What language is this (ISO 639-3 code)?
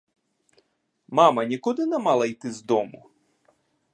ukr